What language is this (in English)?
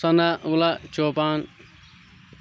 Kashmiri